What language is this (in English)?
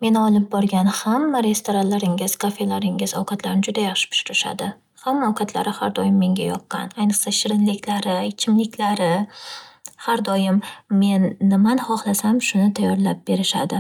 Uzbek